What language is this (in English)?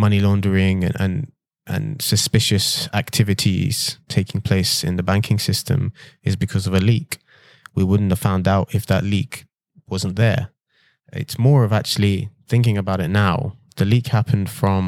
English